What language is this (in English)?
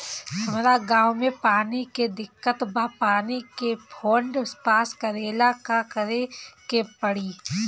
Bhojpuri